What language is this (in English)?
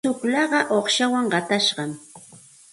Santa Ana de Tusi Pasco Quechua